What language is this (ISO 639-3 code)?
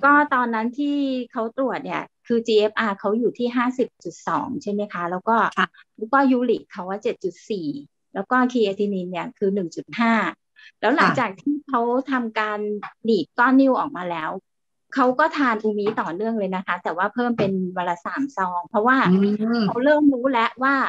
tha